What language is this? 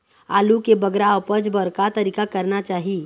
Chhattisgarhi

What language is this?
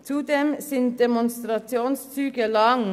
Swiss German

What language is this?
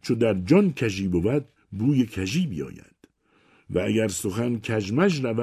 Persian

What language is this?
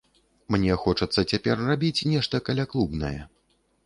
Belarusian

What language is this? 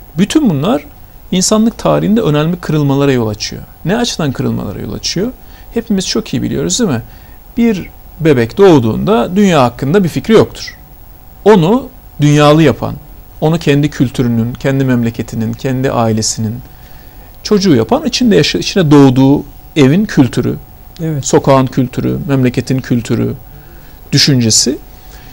Turkish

